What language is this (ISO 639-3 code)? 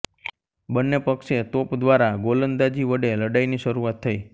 guj